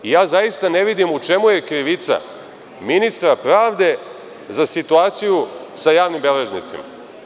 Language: Serbian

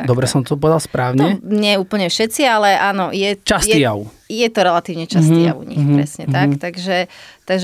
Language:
Slovak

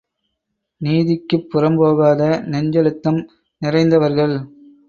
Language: Tamil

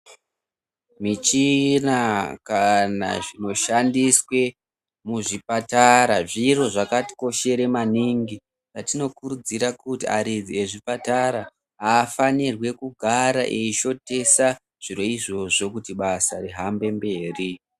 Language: Ndau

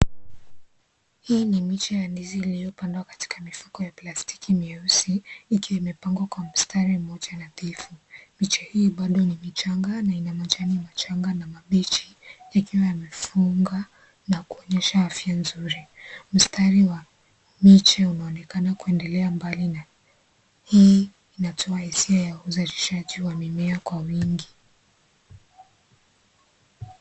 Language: Swahili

